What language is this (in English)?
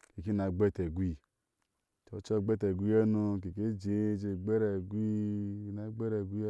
Ashe